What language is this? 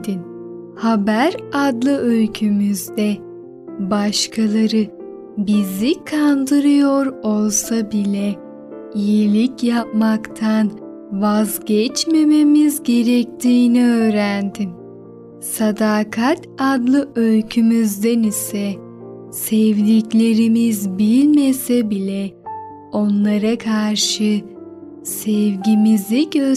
Turkish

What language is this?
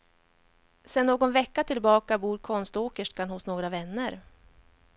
Swedish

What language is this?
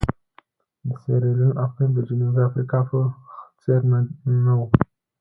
Pashto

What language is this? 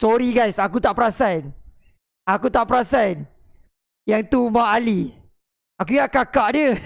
Malay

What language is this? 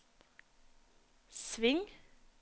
Norwegian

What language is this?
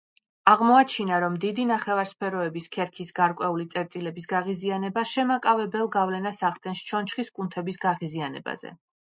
Georgian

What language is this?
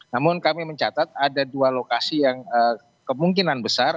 Indonesian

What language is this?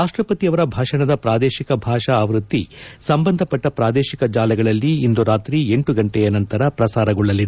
Kannada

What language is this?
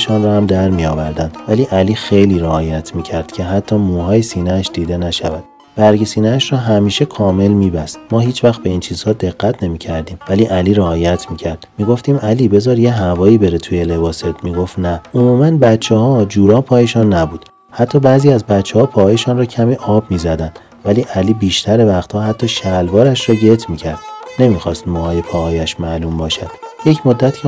Persian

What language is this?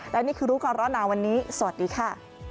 Thai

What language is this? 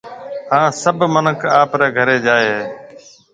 Marwari (Pakistan)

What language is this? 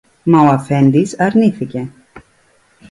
Greek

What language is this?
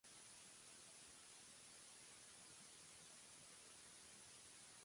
Baoulé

